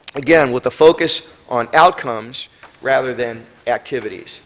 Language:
English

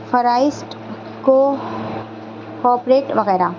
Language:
Urdu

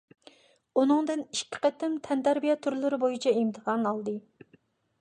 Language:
Uyghur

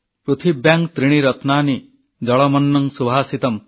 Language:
Odia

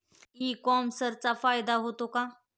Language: Marathi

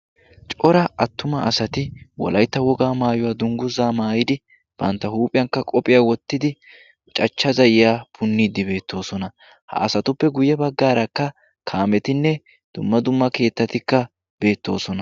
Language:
Wolaytta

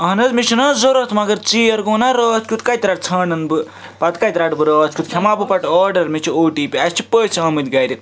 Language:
Kashmiri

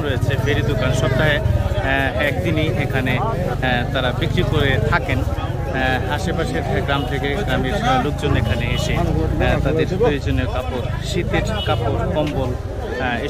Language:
Arabic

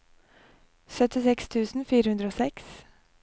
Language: Norwegian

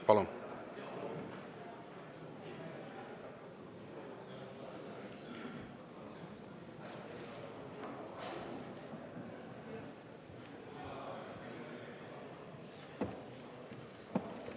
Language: Estonian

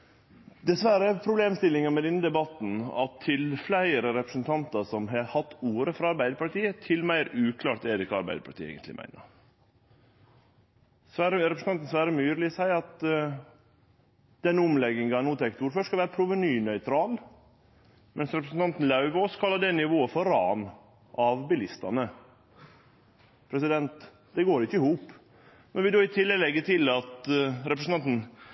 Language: Norwegian Nynorsk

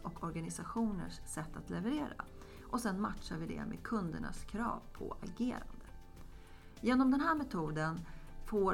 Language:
Swedish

